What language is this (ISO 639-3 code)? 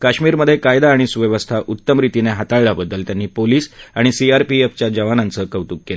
mar